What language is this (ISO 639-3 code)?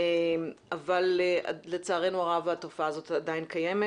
heb